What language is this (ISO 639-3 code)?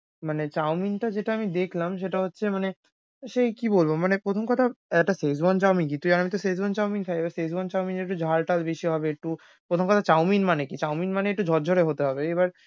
ben